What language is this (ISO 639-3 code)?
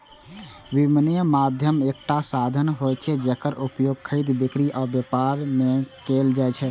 mai